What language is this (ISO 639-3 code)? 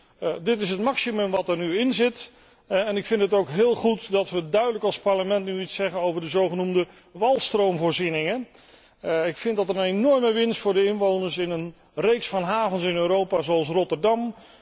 nld